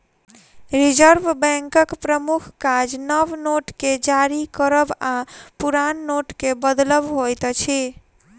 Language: Maithili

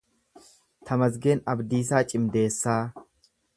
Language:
Oromo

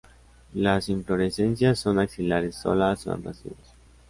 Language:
Spanish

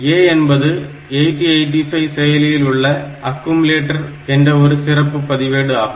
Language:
Tamil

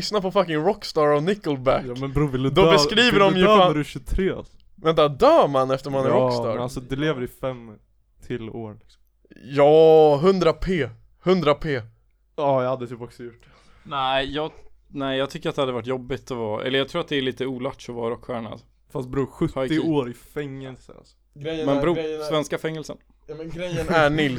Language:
Swedish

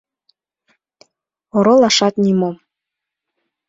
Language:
Mari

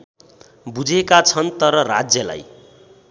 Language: Nepali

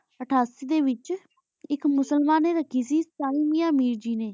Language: Punjabi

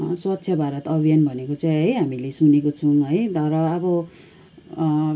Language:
Nepali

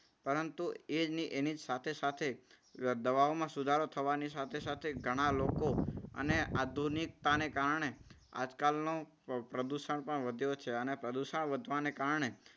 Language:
Gujarati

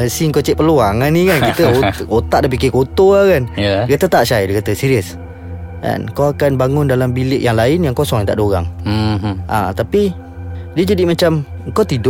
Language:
Malay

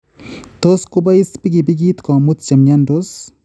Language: Kalenjin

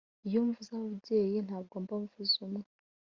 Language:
Kinyarwanda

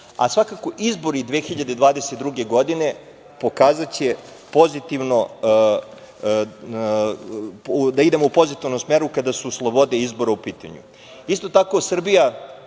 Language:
Serbian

